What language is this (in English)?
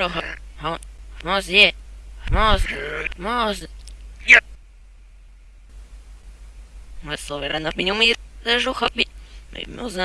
Russian